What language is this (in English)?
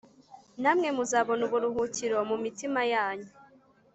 Kinyarwanda